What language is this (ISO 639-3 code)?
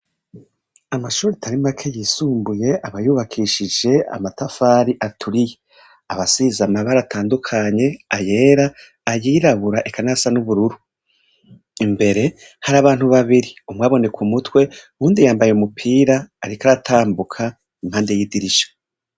run